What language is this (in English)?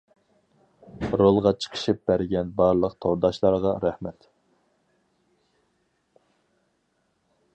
Uyghur